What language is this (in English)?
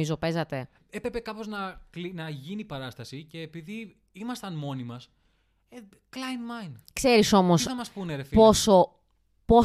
Greek